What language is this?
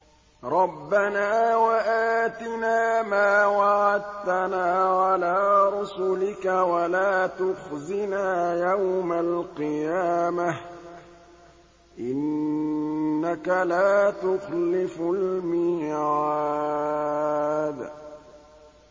Arabic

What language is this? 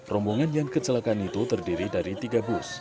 Indonesian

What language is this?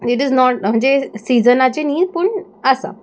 Konkani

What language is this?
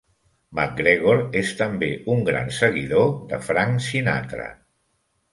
Catalan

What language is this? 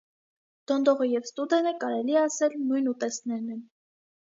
Armenian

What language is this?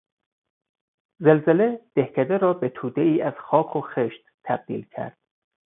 Persian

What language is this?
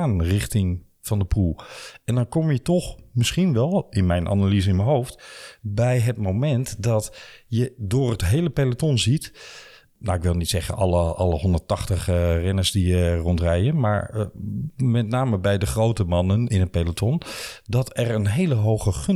Dutch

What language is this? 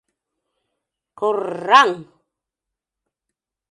Mari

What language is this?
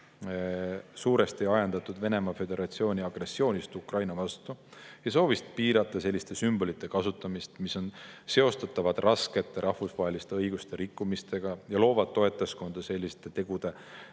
Estonian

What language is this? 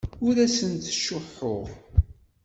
Kabyle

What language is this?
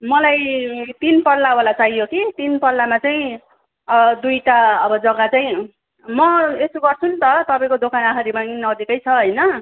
Nepali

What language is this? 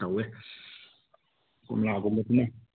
Manipuri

